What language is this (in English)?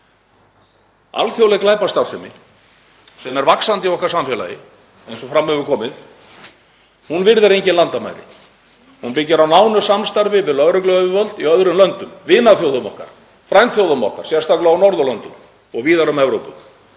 Icelandic